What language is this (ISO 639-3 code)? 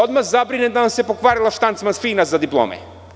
srp